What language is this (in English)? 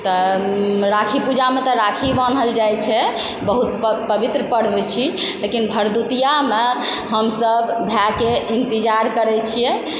Maithili